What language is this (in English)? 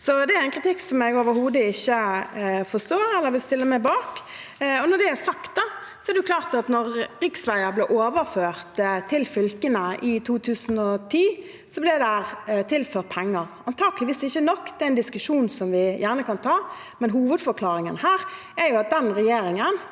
Norwegian